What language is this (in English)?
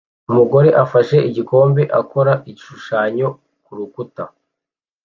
Kinyarwanda